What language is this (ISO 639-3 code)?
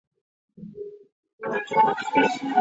zho